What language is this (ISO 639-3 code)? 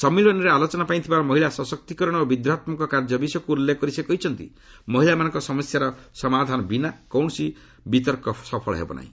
ori